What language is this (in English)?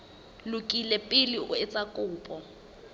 Southern Sotho